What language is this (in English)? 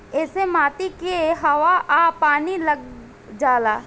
Bhojpuri